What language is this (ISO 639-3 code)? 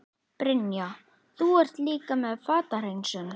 isl